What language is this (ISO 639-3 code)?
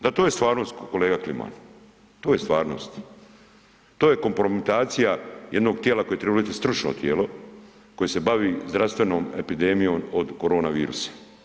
hrv